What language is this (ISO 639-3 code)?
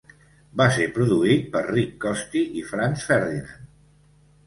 cat